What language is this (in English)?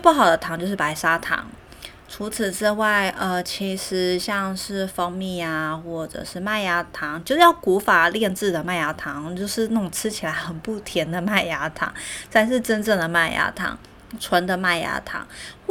Chinese